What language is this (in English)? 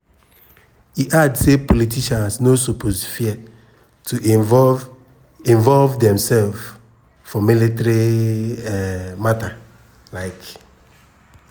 Nigerian Pidgin